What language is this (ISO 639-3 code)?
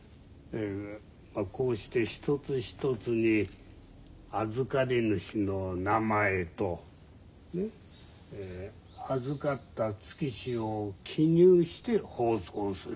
jpn